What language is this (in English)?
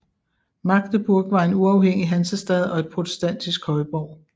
Danish